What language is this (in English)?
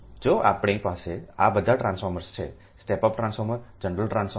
Gujarati